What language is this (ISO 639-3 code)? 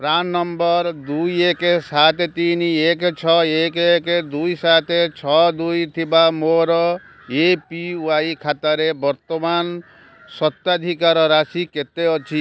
ori